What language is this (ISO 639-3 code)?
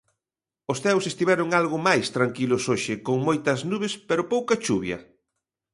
glg